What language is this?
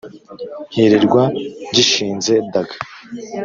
Kinyarwanda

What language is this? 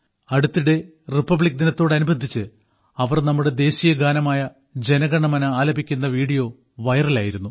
Malayalam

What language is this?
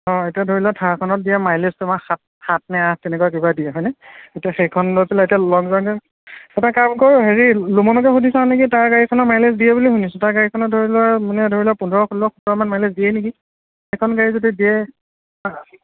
Assamese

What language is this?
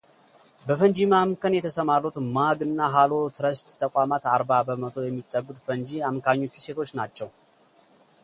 Amharic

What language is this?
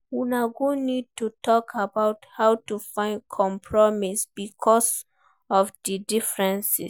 Nigerian Pidgin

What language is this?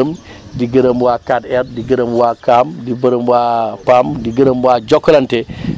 Wolof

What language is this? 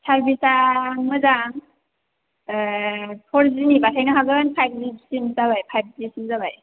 Bodo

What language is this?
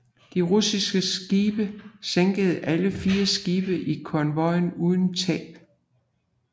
Danish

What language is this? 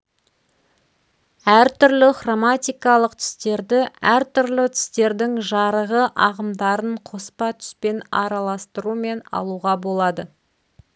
Kazakh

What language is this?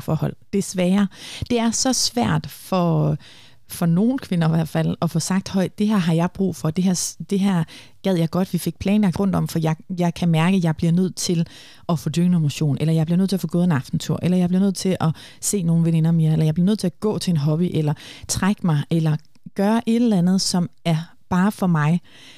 Danish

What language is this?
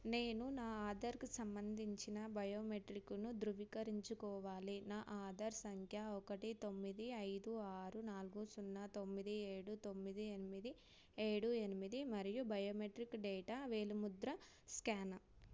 Telugu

